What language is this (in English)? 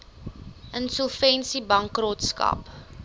Afrikaans